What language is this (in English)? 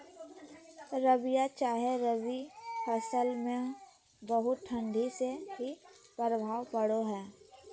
Magahi